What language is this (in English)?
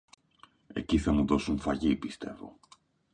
Greek